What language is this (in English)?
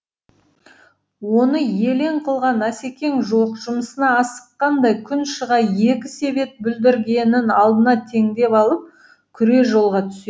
Kazakh